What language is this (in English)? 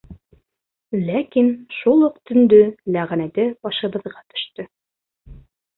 Bashkir